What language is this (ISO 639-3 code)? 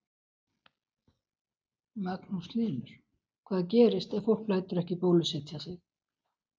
isl